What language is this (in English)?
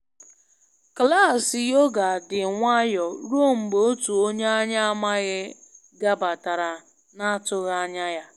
Igbo